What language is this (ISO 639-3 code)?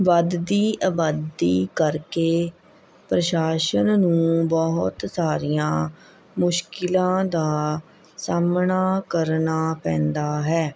pan